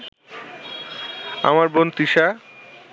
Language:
Bangla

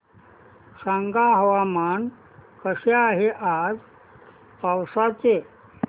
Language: Marathi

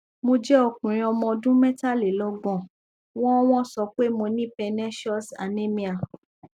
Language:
Yoruba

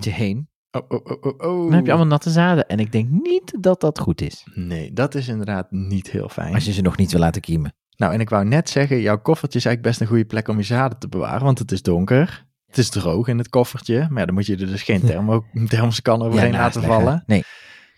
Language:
Dutch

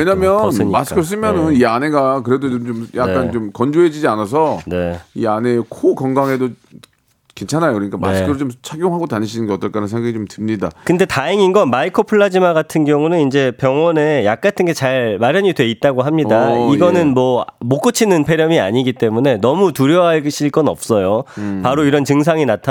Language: Korean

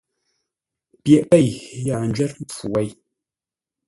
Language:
Ngombale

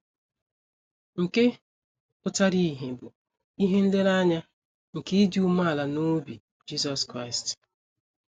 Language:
Igbo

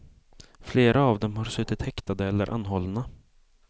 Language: Swedish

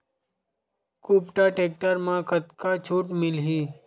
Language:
Chhattisgarhi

